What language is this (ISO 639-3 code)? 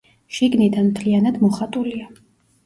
kat